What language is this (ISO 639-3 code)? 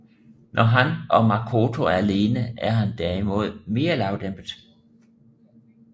dan